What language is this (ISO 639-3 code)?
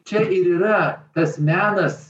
lit